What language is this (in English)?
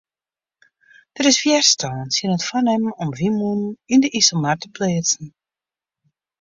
Western Frisian